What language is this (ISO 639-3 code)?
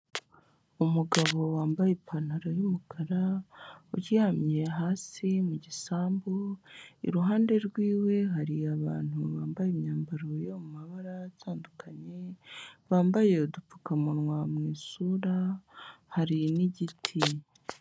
kin